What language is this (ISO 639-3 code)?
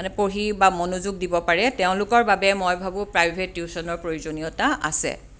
asm